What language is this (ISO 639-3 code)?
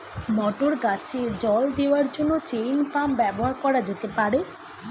ben